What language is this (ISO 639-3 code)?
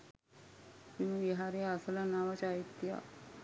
sin